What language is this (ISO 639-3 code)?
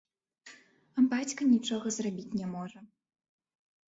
bel